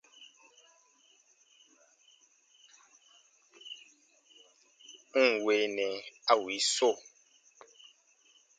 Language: Baatonum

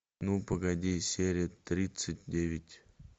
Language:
Russian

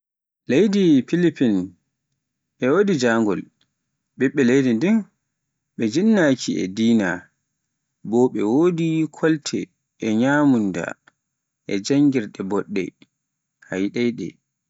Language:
Pular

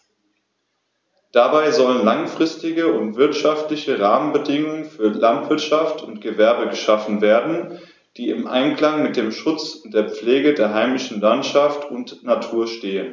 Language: German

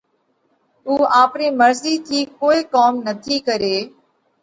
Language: Parkari Koli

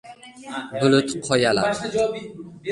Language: Uzbek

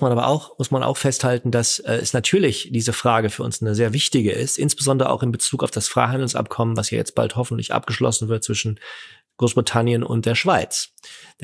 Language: German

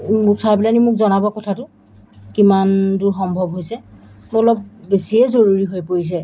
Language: Assamese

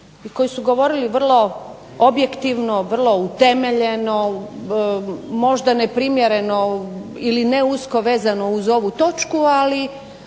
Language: Croatian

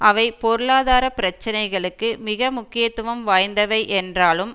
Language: Tamil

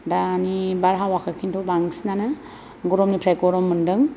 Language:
Bodo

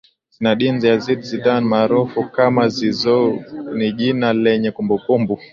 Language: Swahili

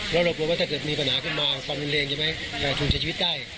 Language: Thai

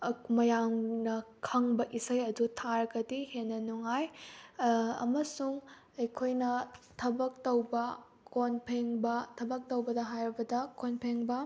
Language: Manipuri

